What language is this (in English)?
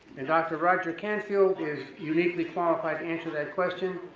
English